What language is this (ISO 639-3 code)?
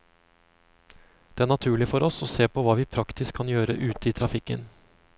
nor